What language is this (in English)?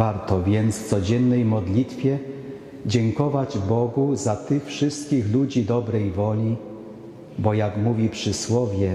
Polish